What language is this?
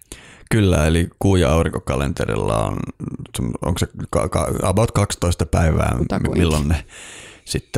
Finnish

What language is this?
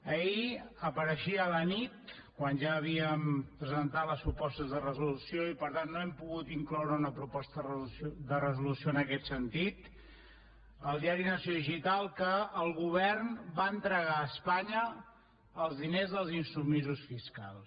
Catalan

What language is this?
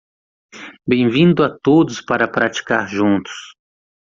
Portuguese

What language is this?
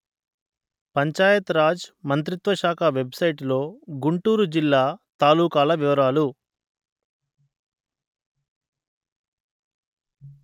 Telugu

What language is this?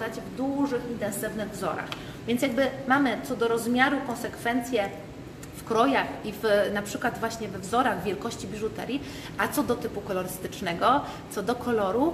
Polish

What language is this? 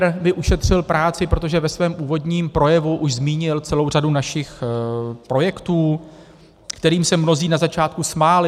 Czech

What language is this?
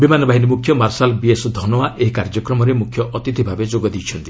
Odia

